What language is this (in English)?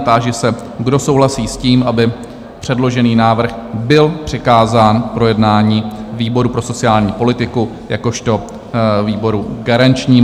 Czech